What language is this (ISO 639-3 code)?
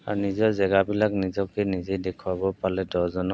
asm